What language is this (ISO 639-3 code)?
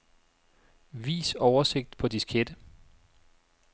dan